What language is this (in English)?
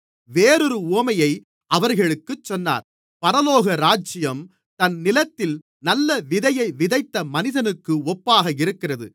Tamil